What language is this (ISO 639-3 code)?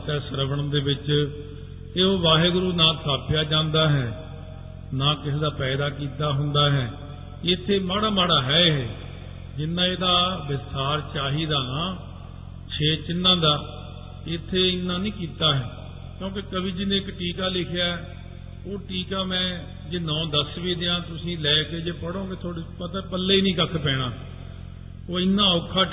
pan